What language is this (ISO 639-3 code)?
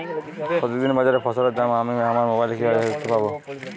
ben